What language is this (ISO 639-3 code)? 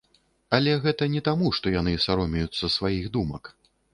bel